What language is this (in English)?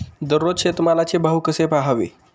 Marathi